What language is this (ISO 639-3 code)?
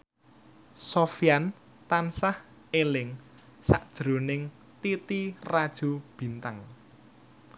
jav